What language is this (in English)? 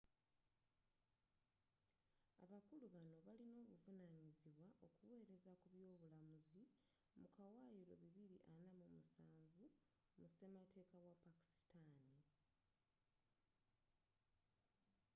Ganda